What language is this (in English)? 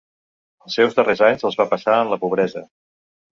Catalan